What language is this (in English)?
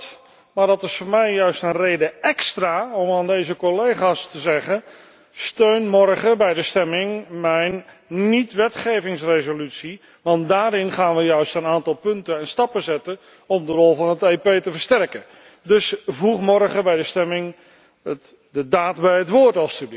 Dutch